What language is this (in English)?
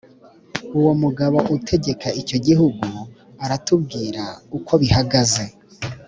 Kinyarwanda